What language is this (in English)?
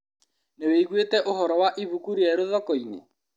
Kikuyu